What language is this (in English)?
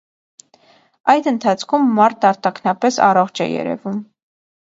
Armenian